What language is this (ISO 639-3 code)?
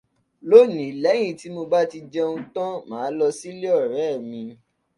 yor